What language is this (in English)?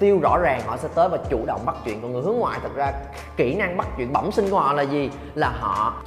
Vietnamese